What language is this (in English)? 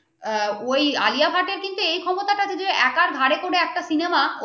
Bangla